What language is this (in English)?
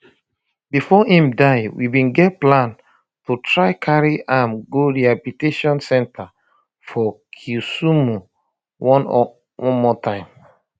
Nigerian Pidgin